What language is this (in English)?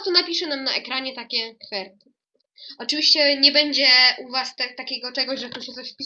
Polish